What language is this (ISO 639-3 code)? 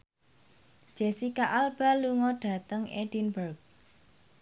jav